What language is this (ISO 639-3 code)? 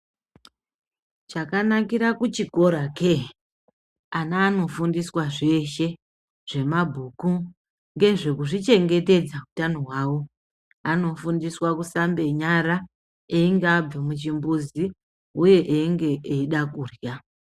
ndc